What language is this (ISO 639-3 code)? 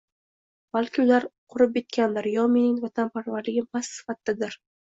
uzb